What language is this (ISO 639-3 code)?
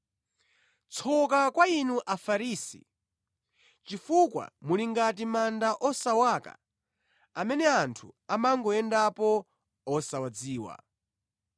nya